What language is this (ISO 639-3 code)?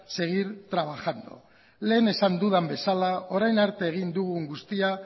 eus